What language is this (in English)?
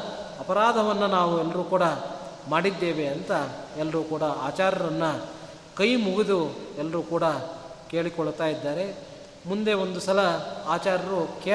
Kannada